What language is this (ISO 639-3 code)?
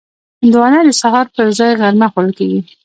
pus